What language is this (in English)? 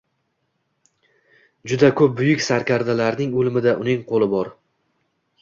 Uzbek